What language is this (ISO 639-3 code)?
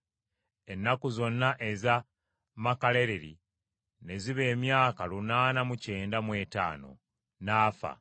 lug